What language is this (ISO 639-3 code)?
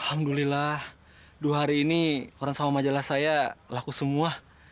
ind